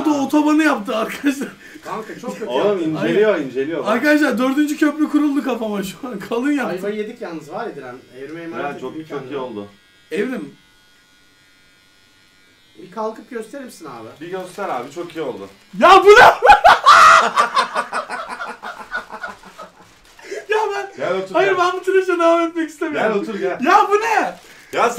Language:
Turkish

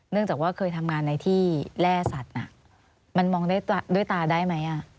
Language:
Thai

